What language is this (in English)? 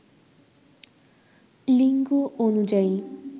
Bangla